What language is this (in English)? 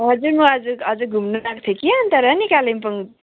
Nepali